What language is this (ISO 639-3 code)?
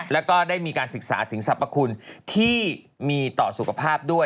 tha